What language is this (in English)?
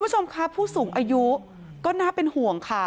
Thai